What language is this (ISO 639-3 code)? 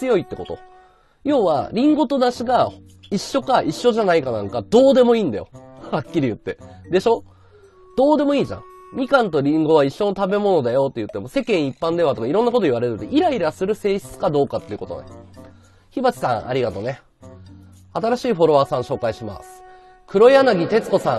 jpn